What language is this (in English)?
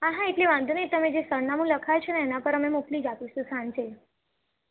Gujarati